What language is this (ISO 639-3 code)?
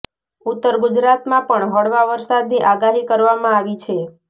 guj